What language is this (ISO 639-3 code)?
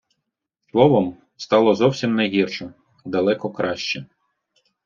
ukr